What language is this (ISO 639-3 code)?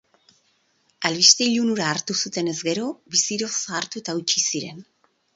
eus